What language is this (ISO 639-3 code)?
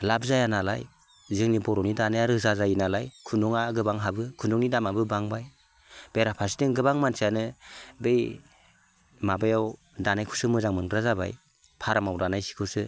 brx